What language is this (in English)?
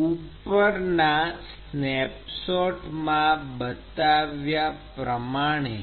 Gujarati